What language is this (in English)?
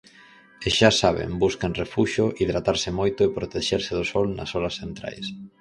Galician